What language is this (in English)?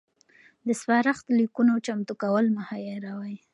Pashto